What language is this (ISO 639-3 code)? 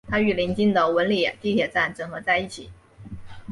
zho